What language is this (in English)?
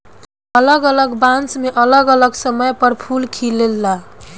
Bhojpuri